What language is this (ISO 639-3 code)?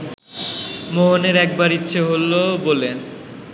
ben